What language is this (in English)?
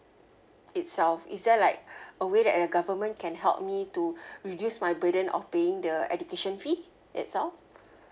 English